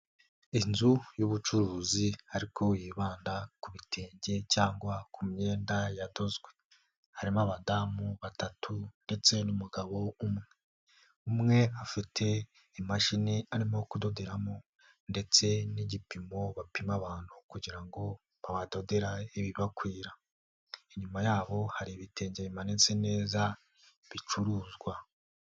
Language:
Kinyarwanda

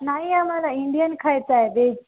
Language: Marathi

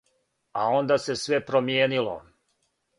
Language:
Serbian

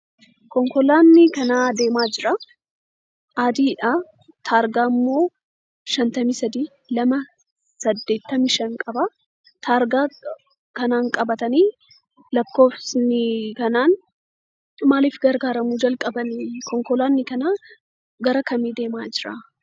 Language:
Oromo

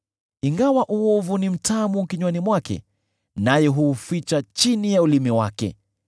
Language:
Swahili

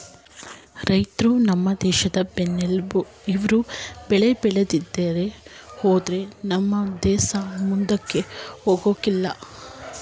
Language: Kannada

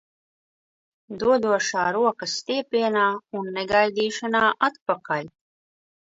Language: Latvian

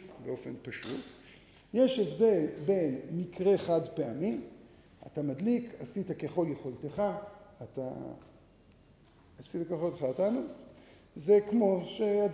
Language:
Hebrew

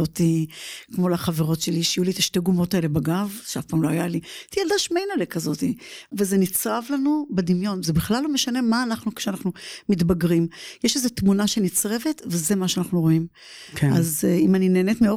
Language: Hebrew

